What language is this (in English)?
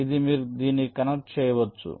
Telugu